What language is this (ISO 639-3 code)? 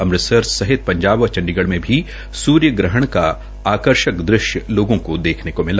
hin